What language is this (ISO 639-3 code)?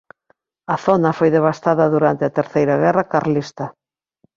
glg